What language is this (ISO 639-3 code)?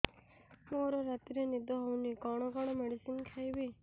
ori